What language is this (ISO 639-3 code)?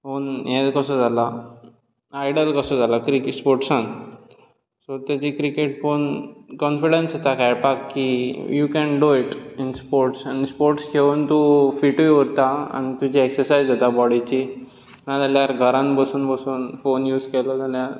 kok